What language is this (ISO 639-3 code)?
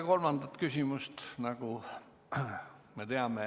est